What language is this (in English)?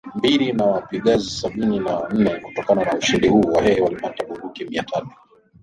Swahili